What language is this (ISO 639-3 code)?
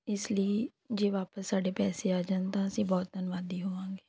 pan